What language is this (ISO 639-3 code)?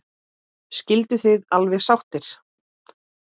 isl